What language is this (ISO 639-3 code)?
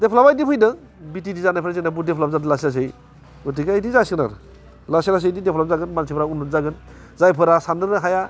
brx